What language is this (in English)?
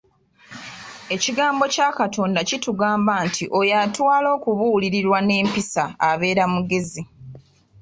Ganda